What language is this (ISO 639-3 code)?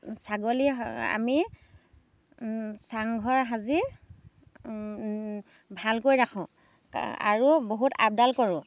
asm